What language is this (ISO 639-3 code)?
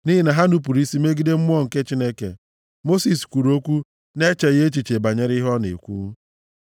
ibo